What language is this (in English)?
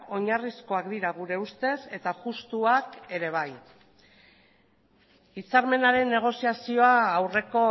Basque